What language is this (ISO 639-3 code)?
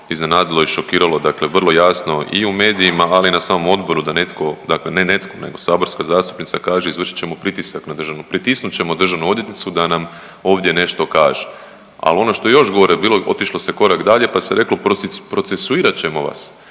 hrv